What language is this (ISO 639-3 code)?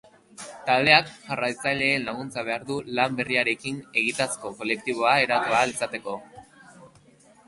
eus